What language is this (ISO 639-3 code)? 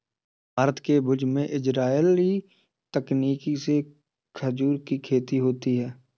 hin